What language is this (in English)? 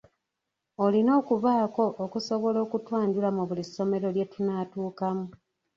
Ganda